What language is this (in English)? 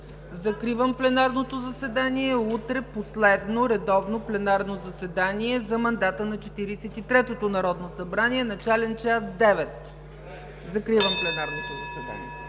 Bulgarian